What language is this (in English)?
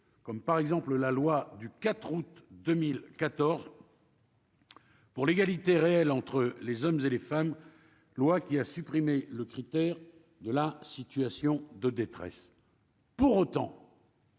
French